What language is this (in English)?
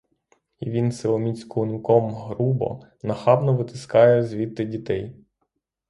Ukrainian